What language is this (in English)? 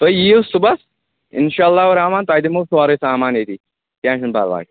Kashmiri